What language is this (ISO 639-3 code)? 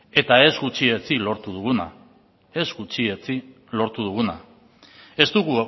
eus